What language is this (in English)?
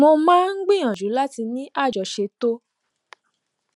Yoruba